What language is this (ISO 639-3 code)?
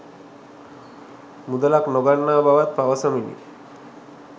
sin